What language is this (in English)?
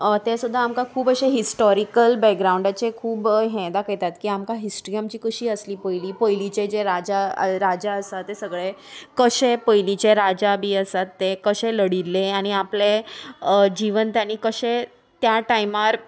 Konkani